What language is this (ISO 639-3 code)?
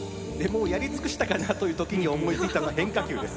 jpn